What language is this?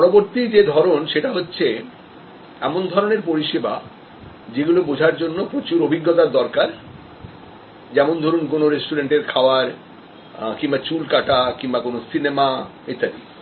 Bangla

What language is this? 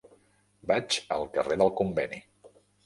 Catalan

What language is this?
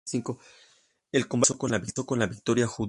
Spanish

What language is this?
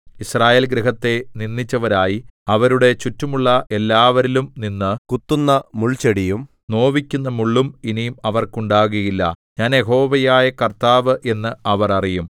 Malayalam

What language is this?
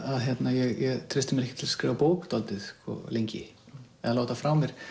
Icelandic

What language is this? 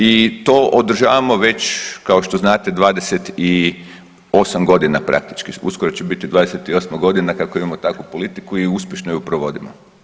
Croatian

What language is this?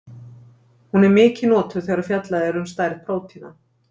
Icelandic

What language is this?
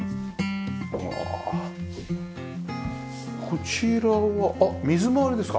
Japanese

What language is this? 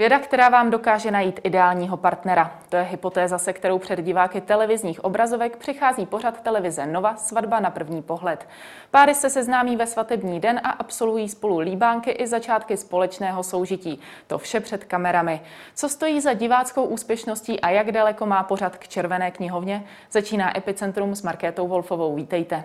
Czech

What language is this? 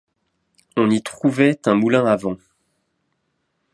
French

